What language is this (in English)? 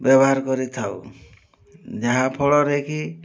Odia